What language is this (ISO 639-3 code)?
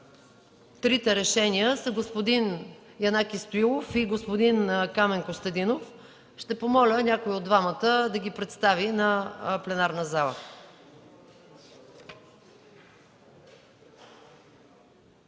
bul